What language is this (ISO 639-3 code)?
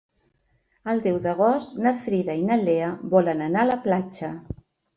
cat